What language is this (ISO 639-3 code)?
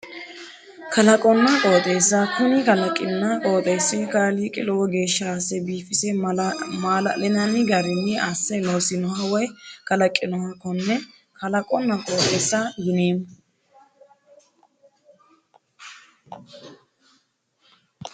sid